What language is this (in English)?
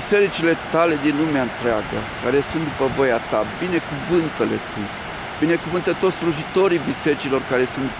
Romanian